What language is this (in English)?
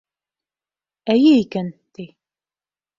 Bashkir